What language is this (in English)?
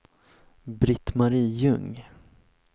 Swedish